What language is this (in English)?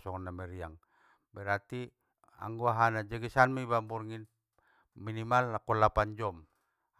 Batak Mandailing